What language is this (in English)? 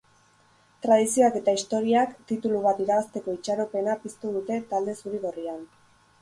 Basque